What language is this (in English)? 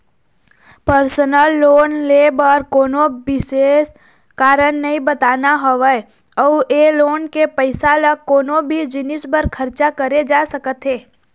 Chhattisgarhi